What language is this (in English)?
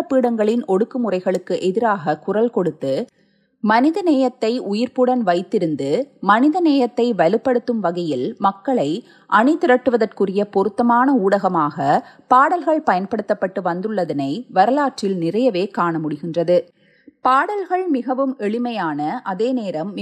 Tamil